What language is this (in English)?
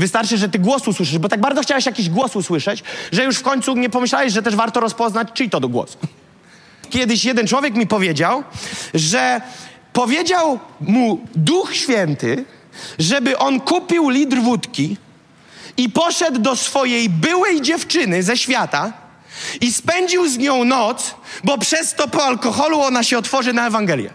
Polish